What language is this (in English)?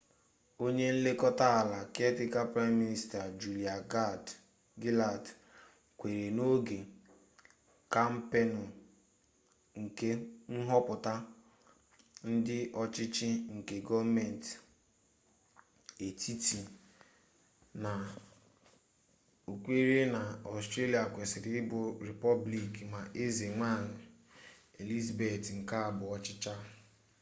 Igbo